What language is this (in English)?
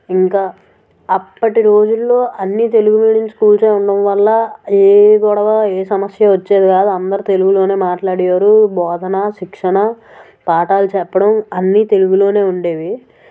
Telugu